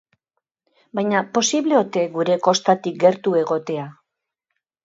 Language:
Basque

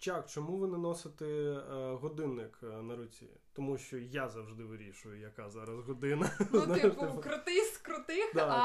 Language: Ukrainian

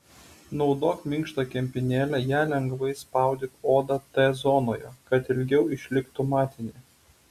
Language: Lithuanian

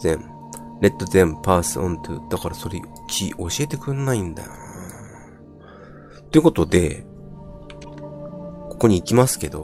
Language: Japanese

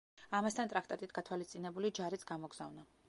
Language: Georgian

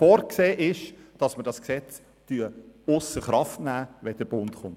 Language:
Swiss German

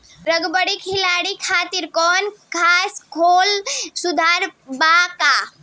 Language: Bhojpuri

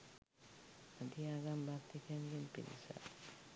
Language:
Sinhala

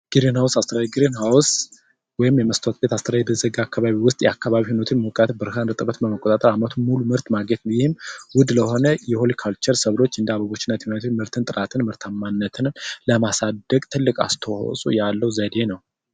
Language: Amharic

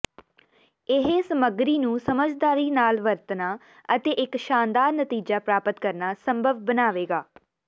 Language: Punjabi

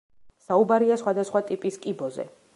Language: Georgian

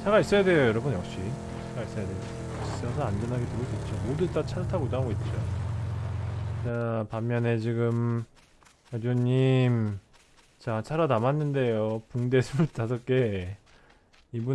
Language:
Korean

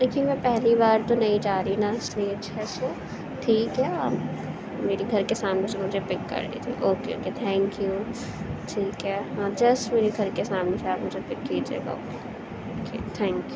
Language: Urdu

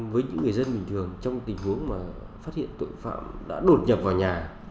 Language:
Vietnamese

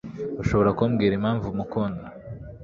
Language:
Kinyarwanda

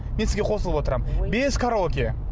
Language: Kazakh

